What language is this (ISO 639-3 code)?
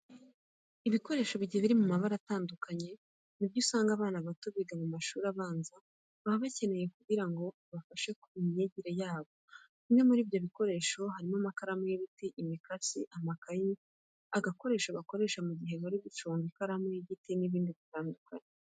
kin